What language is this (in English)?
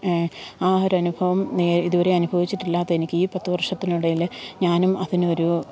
Malayalam